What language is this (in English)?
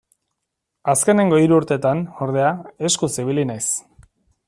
Basque